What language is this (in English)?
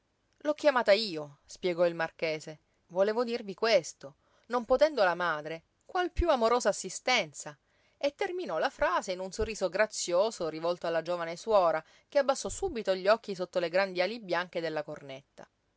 Italian